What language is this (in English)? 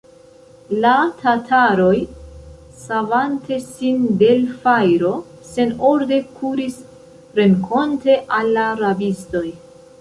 Esperanto